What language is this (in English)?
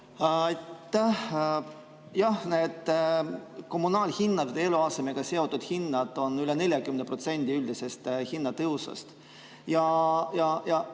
Estonian